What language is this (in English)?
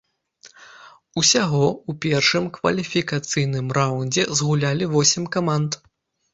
Belarusian